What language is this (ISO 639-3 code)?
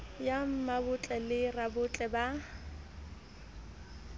sot